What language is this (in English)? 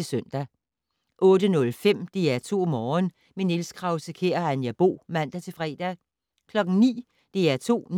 Danish